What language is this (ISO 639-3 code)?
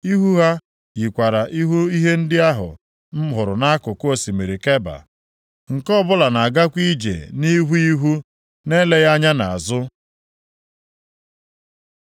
ibo